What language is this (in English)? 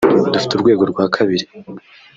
Kinyarwanda